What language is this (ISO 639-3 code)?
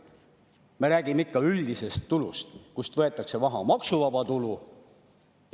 est